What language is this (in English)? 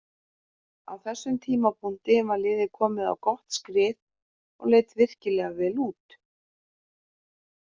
Icelandic